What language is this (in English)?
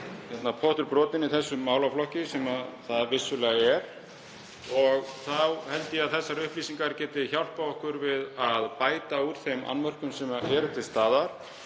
Icelandic